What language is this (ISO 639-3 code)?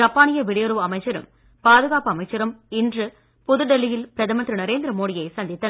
tam